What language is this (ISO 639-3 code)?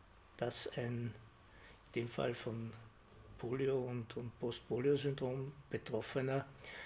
deu